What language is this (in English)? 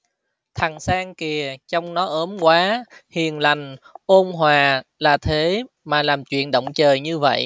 Vietnamese